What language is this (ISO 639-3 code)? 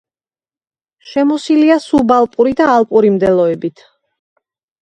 kat